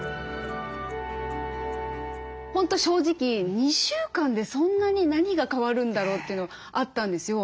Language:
Japanese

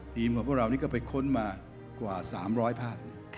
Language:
Thai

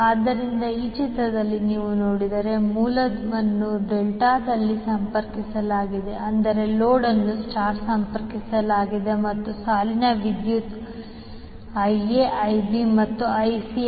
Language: Kannada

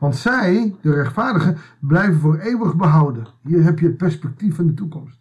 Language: Dutch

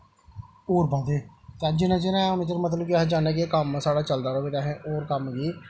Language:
Dogri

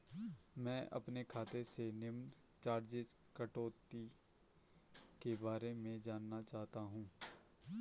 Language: Hindi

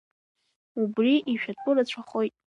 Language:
Abkhazian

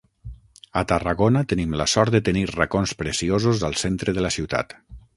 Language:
Catalan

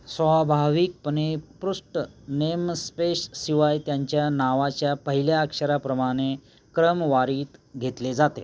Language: Marathi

